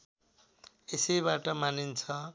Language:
Nepali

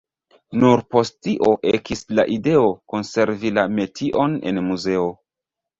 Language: Esperanto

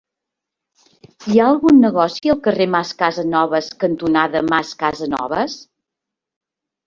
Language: Catalan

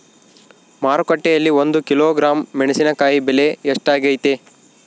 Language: Kannada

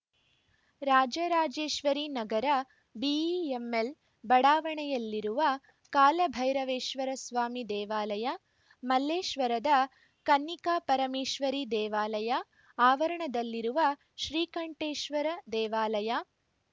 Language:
Kannada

